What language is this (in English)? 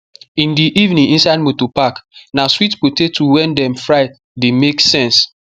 Nigerian Pidgin